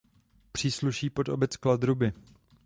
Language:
Czech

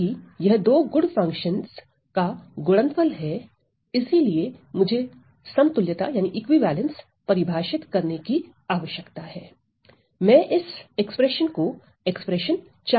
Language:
Hindi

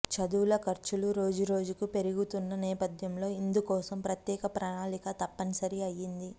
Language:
Telugu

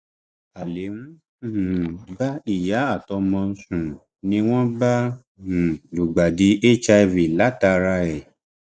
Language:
Yoruba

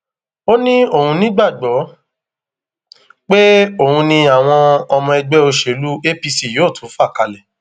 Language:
Yoruba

